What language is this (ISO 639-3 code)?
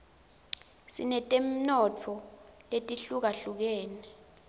ssw